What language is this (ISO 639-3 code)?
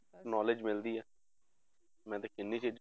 pan